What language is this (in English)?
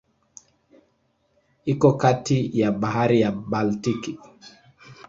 Swahili